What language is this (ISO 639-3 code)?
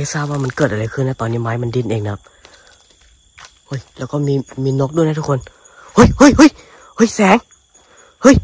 tha